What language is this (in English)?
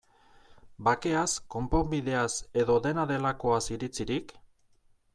Basque